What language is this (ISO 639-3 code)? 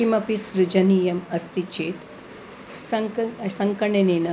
san